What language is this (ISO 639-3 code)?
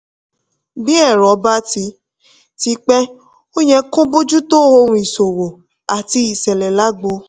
yor